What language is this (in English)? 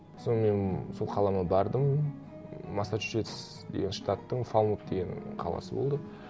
Kazakh